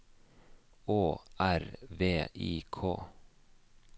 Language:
Norwegian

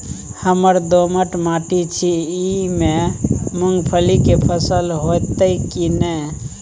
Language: Maithili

